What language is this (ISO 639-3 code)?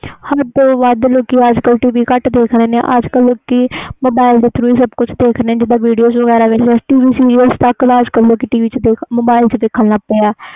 pan